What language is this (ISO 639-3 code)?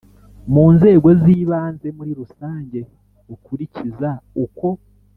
kin